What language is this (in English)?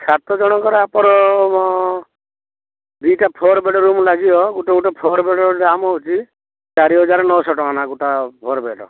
Odia